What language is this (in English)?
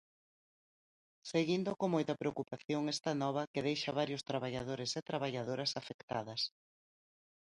Galician